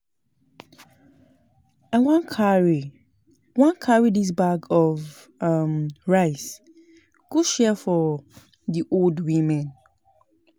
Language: Nigerian Pidgin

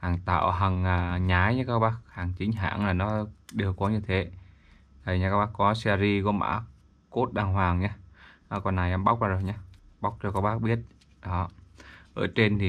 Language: Vietnamese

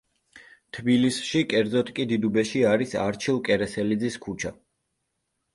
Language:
Georgian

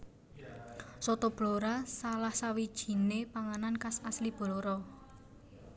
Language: Javanese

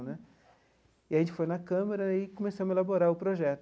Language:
Portuguese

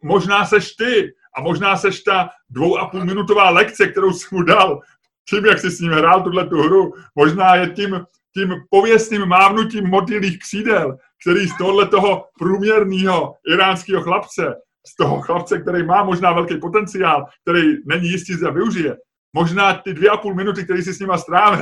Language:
Czech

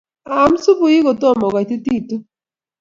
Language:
Kalenjin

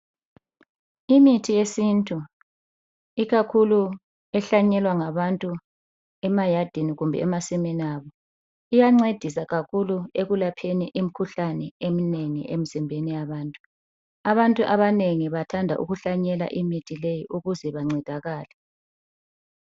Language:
North Ndebele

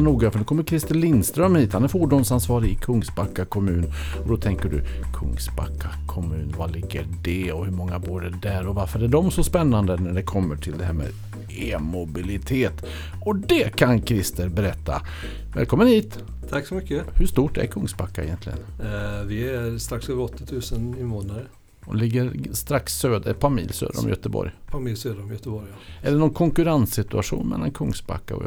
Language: Swedish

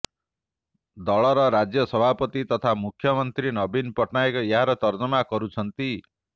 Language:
Odia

